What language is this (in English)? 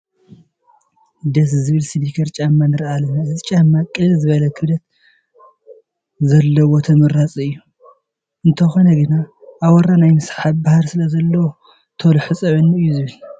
Tigrinya